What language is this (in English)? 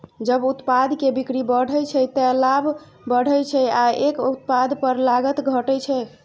Maithili